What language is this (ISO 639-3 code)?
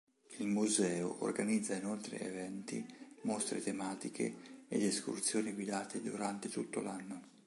ita